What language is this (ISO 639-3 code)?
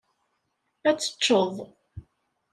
kab